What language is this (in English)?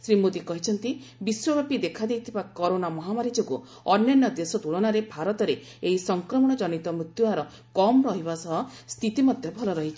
Odia